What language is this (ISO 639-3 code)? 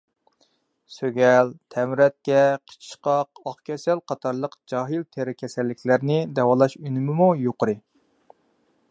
uig